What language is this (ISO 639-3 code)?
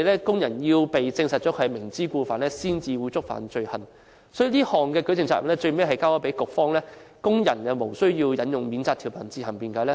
yue